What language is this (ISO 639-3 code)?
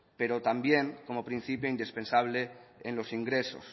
spa